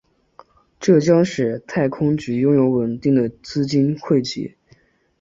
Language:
Chinese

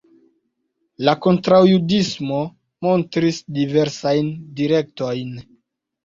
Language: Esperanto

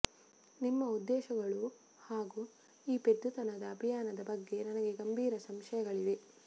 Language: Kannada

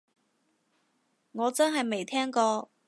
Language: Cantonese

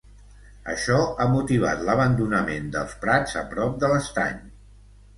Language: Catalan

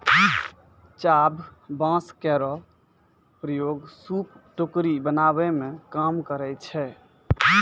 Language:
Maithili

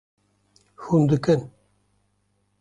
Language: Kurdish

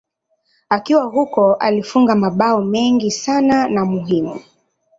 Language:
Swahili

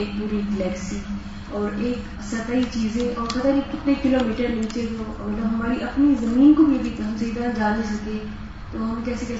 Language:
Urdu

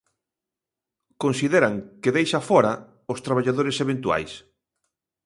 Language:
Galician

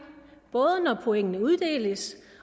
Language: Danish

